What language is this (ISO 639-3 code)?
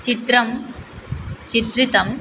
san